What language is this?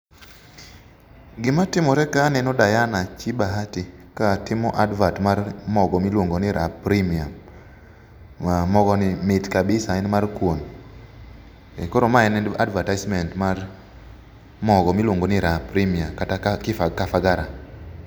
Luo (Kenya and Tanzania)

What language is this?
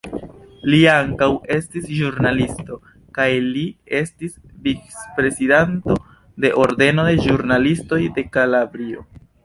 Esperanto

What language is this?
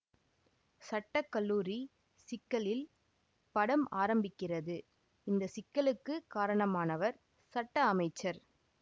Tamil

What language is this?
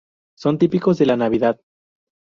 Spanish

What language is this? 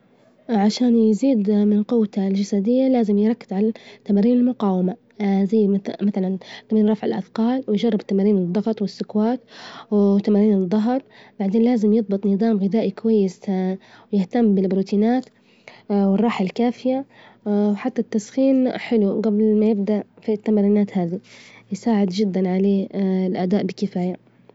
Libyan Arabic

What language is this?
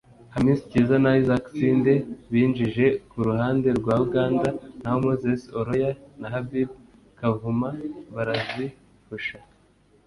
Kinyarwanda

